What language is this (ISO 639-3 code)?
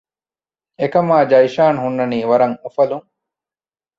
div